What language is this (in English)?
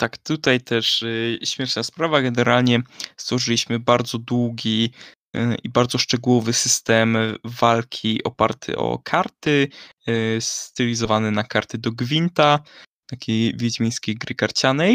Polish